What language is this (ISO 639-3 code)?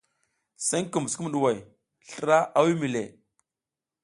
giz